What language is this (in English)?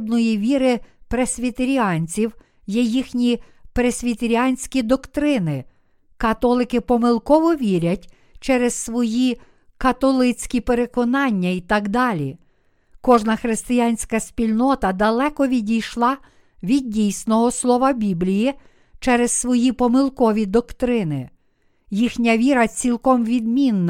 Ukrainian